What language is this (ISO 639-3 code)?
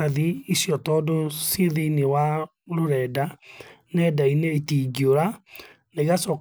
kik